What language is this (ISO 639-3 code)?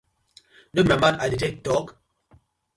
pcm